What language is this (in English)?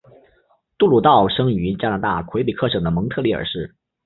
Chinese